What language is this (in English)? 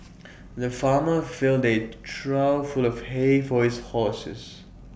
English